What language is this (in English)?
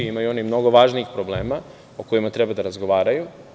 Serbian